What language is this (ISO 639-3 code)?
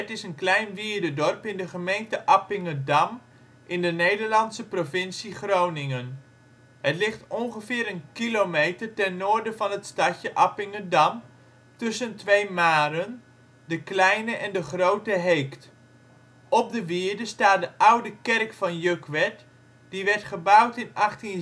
nld